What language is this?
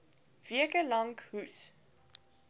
Afrikaans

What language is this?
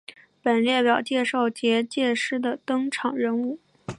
Chinese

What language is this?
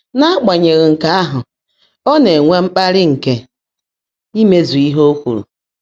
Igbo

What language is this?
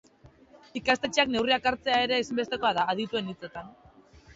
Basque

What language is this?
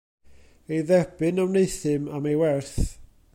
Welsh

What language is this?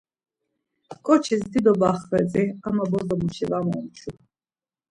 Laz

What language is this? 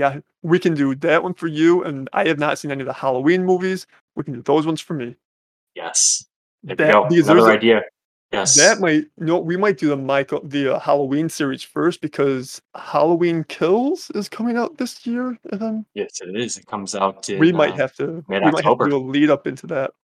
English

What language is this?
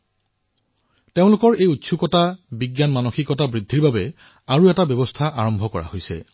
Assamese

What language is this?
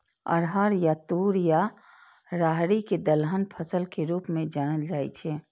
Maithili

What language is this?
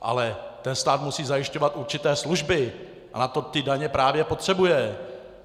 Czech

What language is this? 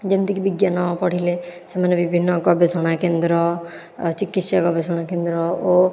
Odia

